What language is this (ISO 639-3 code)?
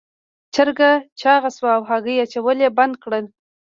pus